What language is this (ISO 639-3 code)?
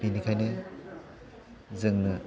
brx